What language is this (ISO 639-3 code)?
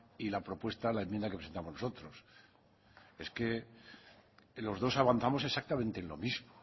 spa